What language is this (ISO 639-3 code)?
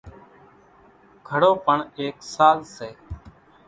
gjk